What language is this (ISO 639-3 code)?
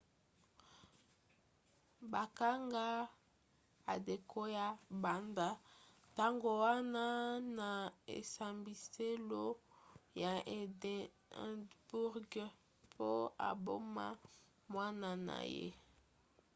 lin